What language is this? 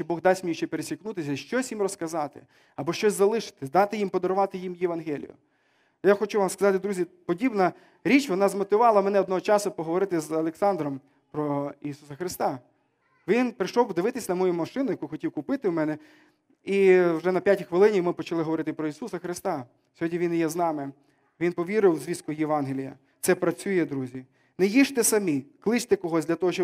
Ukrainian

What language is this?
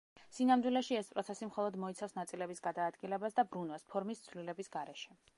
Georgian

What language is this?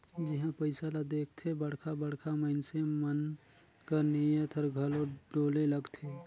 Chhattisgarhi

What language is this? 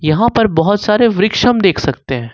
Hindi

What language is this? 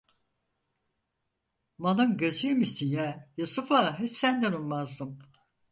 Turkish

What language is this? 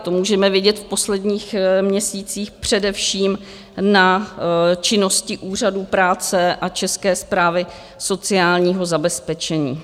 Czech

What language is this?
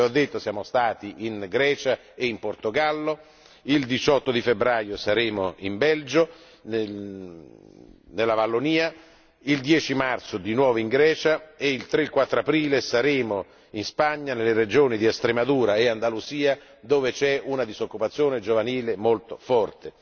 Italian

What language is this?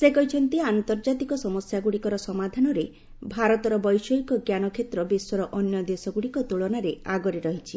Odia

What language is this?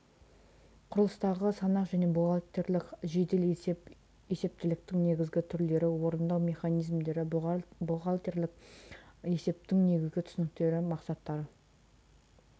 Kazakh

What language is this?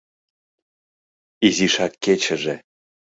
Mari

